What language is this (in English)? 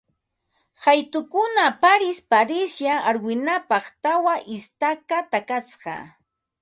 Ambo-Pasco Quechua